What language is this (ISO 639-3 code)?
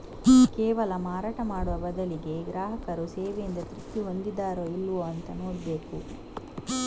kan